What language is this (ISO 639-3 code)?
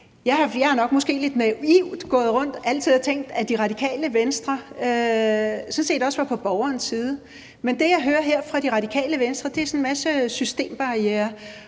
dan